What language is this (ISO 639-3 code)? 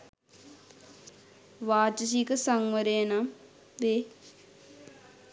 sin